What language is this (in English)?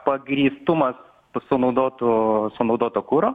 Lithuanian